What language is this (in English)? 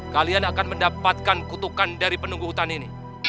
Indonesian